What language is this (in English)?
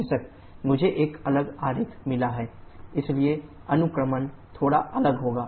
Hindi